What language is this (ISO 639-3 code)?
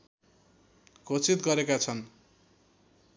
nep